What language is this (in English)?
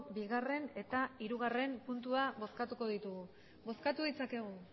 Basque